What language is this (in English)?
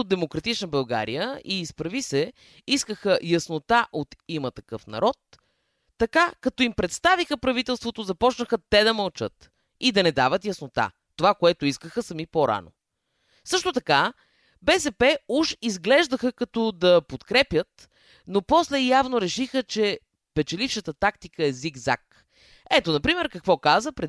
Bulgarian